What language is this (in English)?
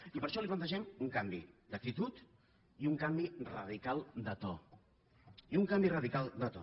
Catalan